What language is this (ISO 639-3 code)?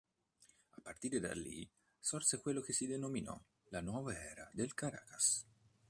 ita